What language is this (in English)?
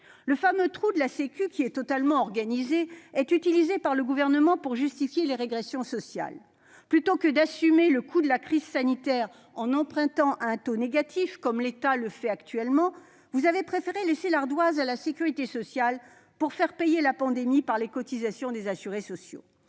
French